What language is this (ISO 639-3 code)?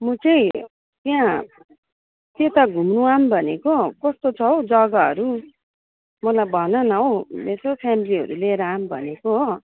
nep